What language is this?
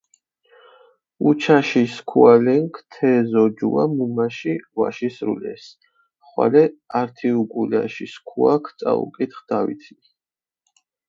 Mingrelian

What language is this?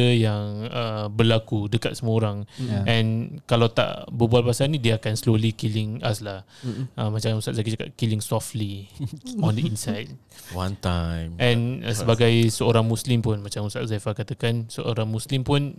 Malay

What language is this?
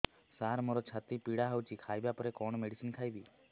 Odia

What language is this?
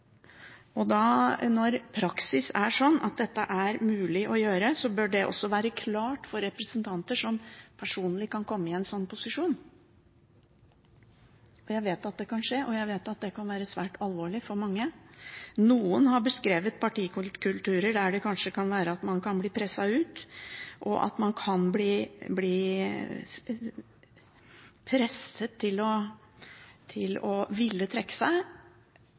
Norwegian Bokmål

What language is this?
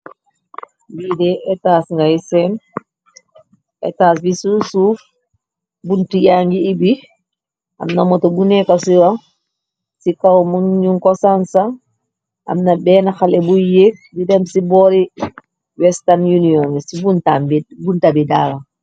Wolof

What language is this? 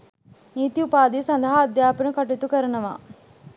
Sinhala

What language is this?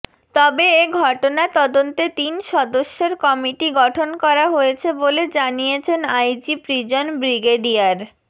Bangla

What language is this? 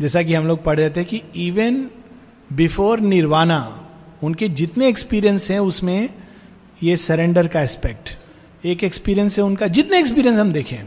Hindi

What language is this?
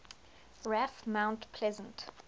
English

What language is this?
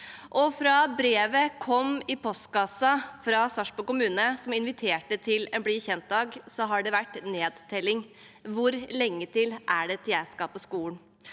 Norwegian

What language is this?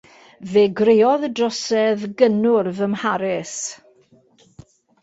Welsh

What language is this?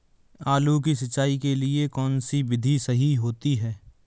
Hindi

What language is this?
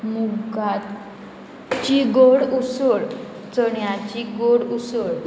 Konkani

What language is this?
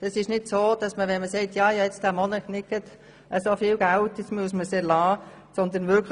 Swiss German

